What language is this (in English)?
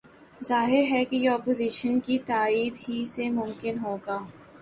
Urdu